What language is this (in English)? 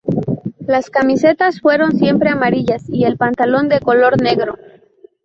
Spanish